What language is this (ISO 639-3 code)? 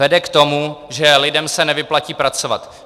ces